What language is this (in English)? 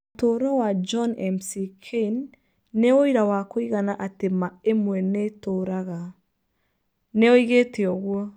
Kikuyu